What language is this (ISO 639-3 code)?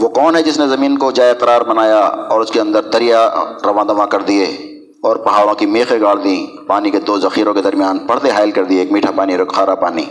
urd